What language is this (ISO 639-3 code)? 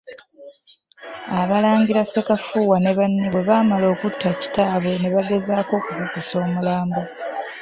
lug